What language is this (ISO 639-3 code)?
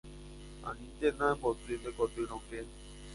grn